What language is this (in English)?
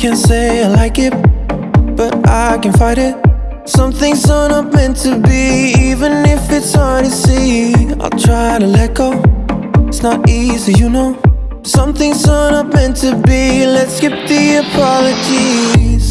English